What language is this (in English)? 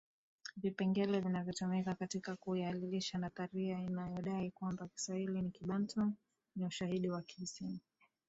Swahili